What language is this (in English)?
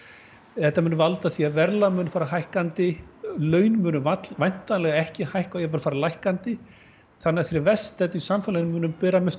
Icelandic